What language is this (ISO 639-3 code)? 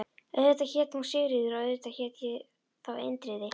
isl